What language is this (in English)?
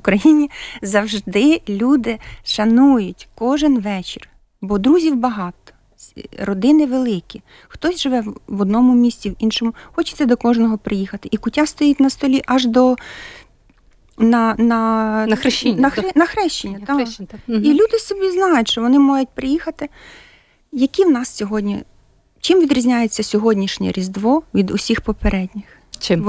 Ukrainian